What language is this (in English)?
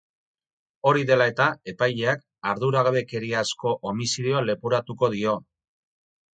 Basque